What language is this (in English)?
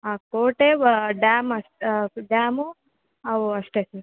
Kannada